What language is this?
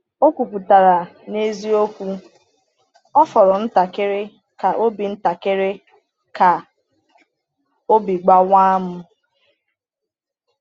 Igbo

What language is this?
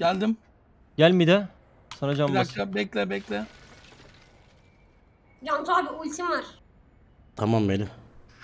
Turkish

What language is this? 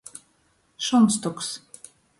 Latgalian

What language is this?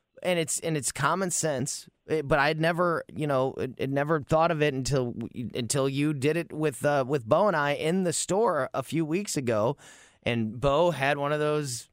English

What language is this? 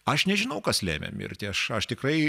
Lithuanian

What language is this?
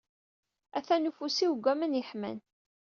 Kabyle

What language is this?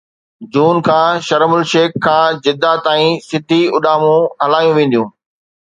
Sindhi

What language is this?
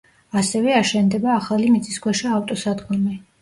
Georgian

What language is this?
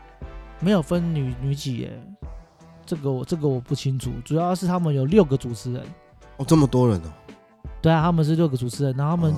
Chinese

